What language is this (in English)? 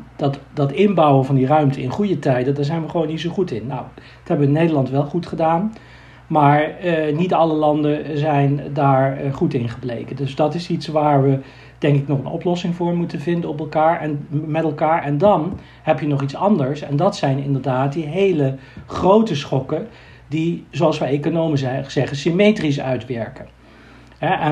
Dutch